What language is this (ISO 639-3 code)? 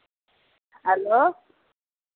doi